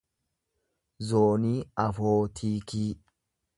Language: Oromo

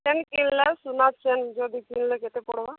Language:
Odia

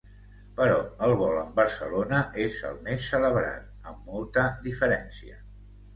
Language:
Catalan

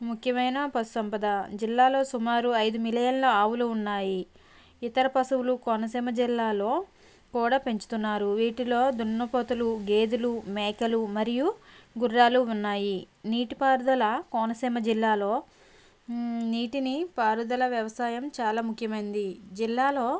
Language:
Telugu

